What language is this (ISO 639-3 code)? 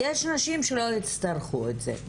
heb